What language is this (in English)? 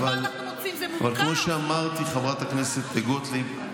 Hebrew